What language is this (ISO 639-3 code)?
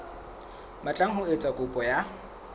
sot